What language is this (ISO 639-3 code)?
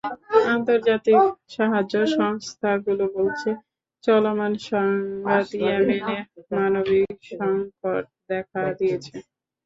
ben